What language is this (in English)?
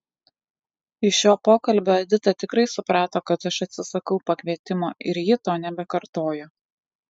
Lithuanian